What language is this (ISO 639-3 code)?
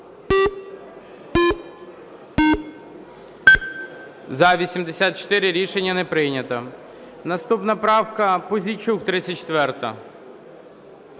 ukr